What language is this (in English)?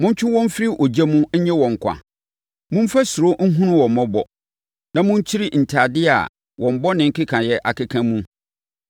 Akan